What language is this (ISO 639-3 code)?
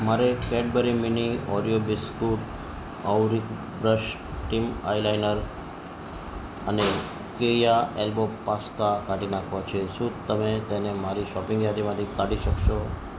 guj